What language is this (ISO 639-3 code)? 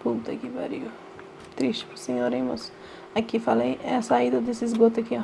por